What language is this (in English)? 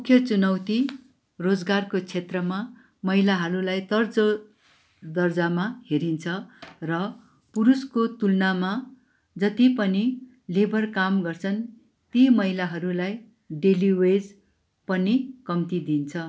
Nepali